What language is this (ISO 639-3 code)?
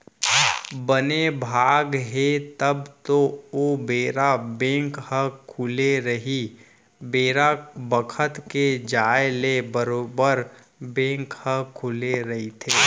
hne